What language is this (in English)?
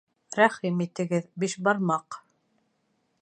Bashkir